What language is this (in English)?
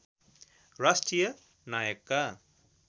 Nepali